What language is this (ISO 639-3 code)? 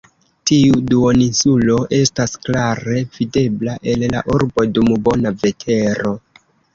epo